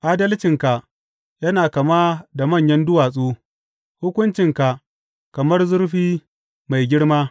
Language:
Hausa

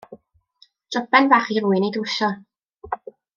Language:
Welsh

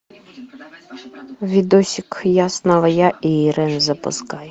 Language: Russian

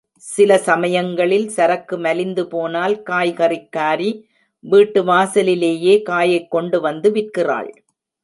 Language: Tamil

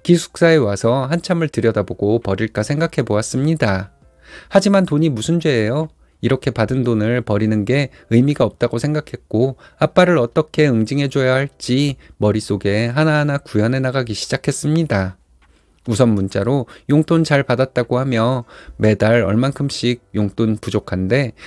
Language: Korean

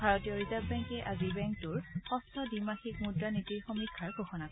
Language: Assamese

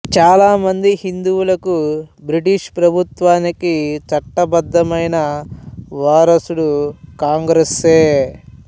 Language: Telugu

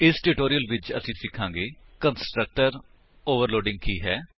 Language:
Punjabi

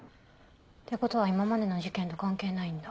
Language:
Japanese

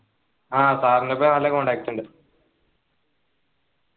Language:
Malayalam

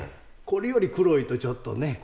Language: Japanese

